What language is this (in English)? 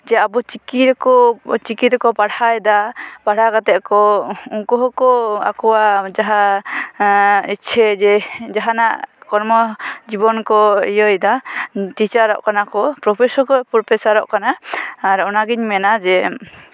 Santali